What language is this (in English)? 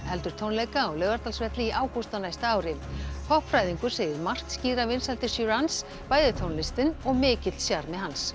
Icelandic